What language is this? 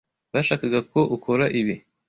Kinyarwanda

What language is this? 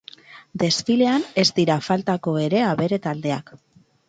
Basque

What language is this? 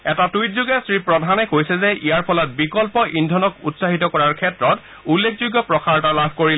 Assamese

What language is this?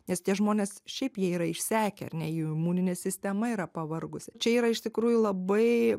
Lithuanian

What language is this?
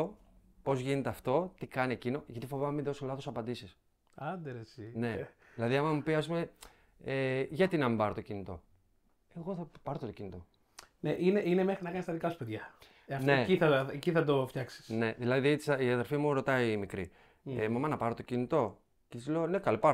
Greek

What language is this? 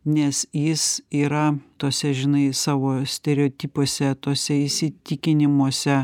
Lithuanian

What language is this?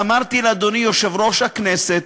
Hebrew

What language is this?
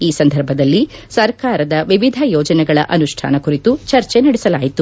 Kannada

